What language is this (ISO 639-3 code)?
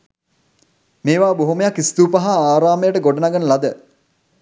sin